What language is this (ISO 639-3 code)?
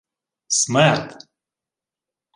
ukr